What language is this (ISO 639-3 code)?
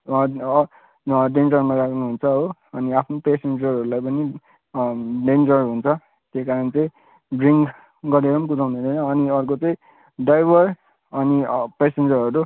nep